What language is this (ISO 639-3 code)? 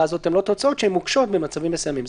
heb